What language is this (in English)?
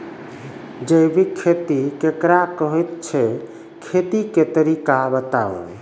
Maithili